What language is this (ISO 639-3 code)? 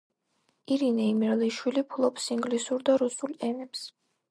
kat